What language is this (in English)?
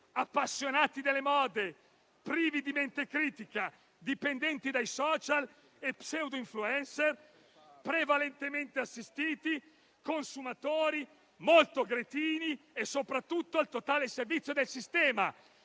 Italian